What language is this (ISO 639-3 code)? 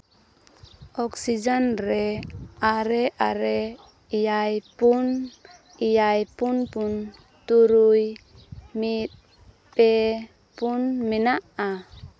sat